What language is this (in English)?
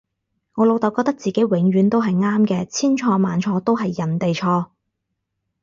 Cantonese